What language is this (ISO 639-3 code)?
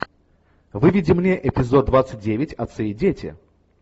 rus